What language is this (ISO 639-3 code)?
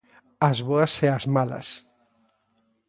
glg